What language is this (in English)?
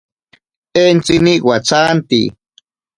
Ashéninka Perené